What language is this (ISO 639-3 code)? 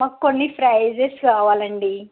tel